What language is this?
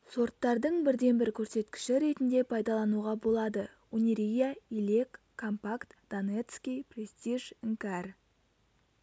Kazakh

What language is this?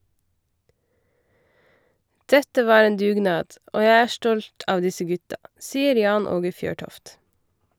Norwegian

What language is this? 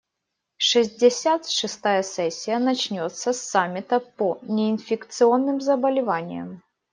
Russian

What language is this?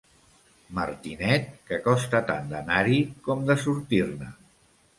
Catalan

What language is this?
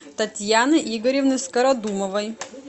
Russian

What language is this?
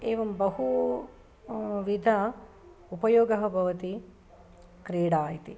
Sanskrit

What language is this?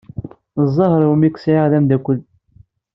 Kabyle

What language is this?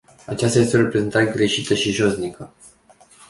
Romanian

